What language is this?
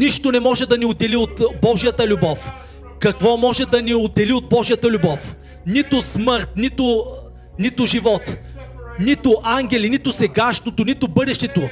Bulgarian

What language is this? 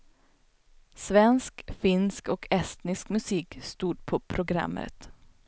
Swedish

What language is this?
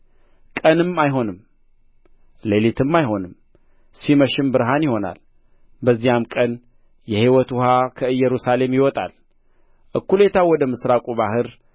Amharic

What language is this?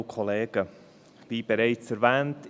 Swiss German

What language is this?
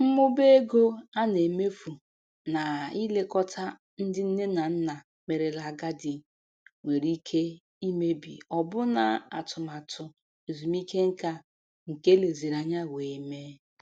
Igbo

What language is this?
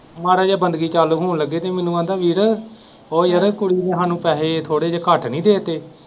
Punjabi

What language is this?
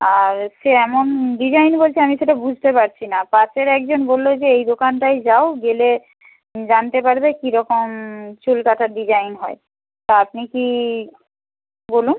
Bangla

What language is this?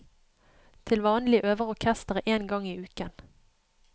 Norwegian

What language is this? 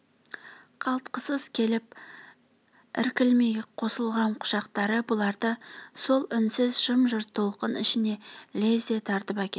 Kazakh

